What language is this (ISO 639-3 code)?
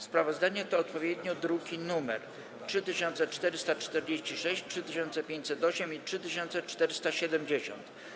pol